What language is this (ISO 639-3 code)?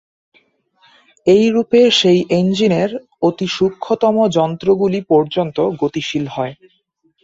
ben